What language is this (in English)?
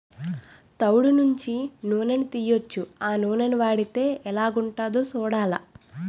Telugu